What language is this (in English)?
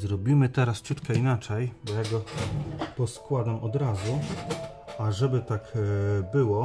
Polish